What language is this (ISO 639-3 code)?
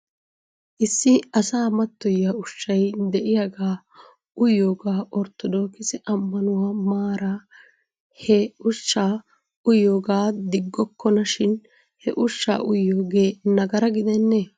wal